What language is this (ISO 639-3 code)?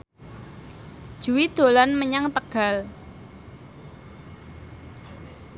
jav